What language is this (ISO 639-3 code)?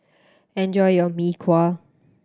eng